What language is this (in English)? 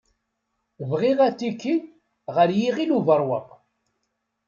Kabyle